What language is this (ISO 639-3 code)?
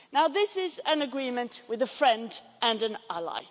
eng